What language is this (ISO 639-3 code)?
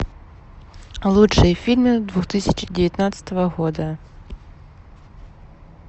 rus